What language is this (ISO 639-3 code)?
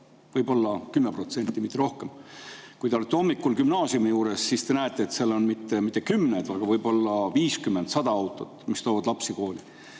est